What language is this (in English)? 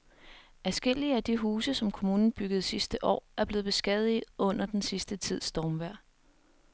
Danish